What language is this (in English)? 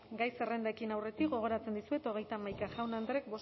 Basque